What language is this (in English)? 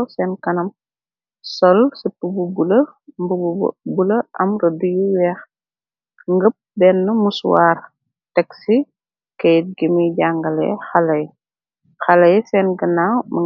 Wolof